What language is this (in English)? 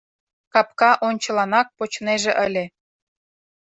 Mari